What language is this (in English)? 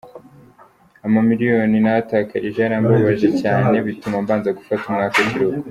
Kinyarwanda